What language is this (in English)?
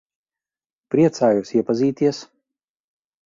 Latvian